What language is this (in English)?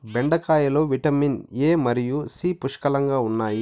Telugu